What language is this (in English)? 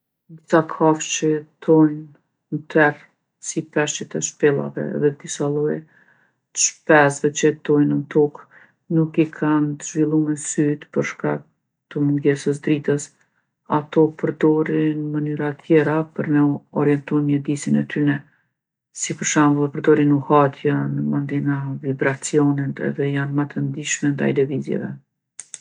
Gheg Albanian